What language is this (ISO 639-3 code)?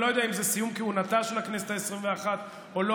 heb